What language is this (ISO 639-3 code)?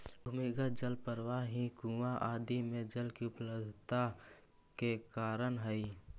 mag